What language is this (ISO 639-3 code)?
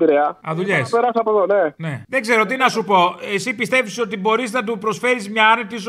ell